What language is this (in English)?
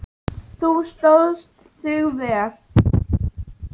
Icelandic